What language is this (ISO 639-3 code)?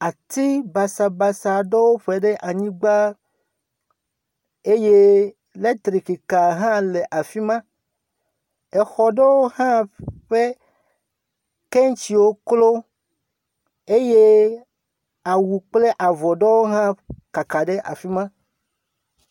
ewe